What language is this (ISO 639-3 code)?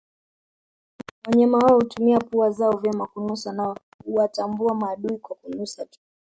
swa